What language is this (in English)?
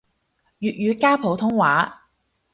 Cantonese